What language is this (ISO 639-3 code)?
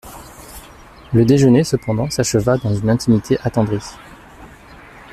fra